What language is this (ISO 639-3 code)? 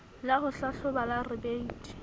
sot